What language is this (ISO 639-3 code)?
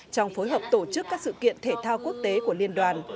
vie